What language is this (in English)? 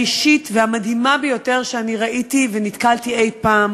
Hebrew